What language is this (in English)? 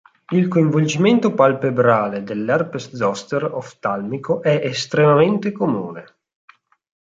Italian